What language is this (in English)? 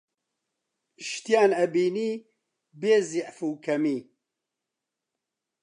Central Kurdish